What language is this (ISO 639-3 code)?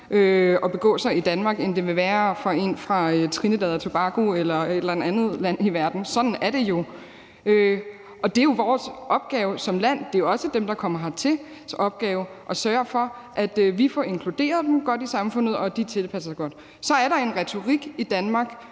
dan